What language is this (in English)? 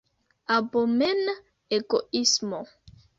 Esperanto